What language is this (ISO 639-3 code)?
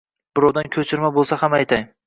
uzb